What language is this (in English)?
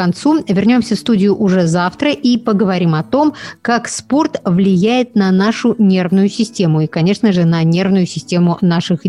Russian